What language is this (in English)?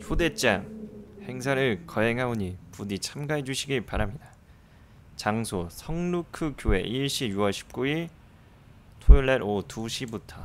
Korean